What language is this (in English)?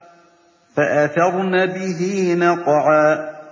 Arabic